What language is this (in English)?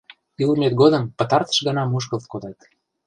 Mari